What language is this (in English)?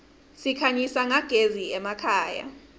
Swati